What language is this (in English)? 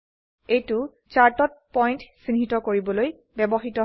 Assamese